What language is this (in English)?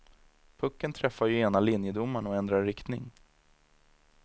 Swedish